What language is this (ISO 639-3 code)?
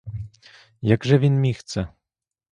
ukr